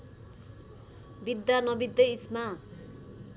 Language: Nepali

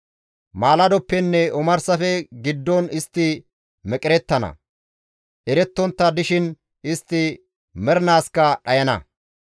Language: Gamo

